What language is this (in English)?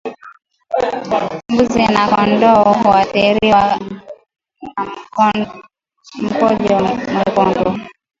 Swahili